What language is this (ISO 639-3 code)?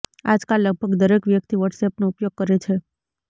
guj